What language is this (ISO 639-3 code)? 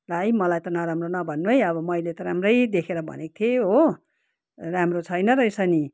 nep